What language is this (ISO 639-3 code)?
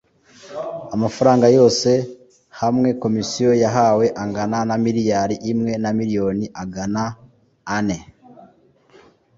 kin